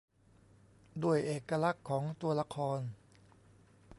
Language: Thai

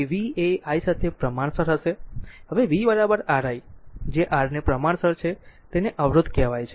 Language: Gujarati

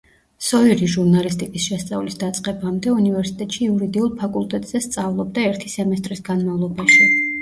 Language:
Georgian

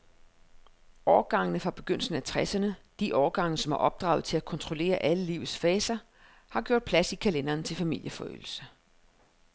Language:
Danish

